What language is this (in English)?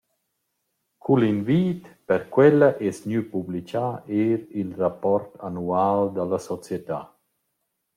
Romansh